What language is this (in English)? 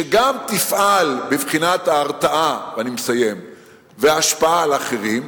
Hebrew